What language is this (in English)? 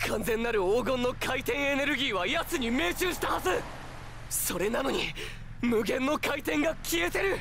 Japanese